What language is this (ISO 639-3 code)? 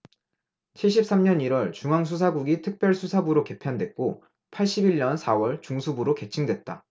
kor